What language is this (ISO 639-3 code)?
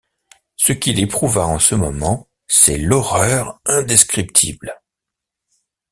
fra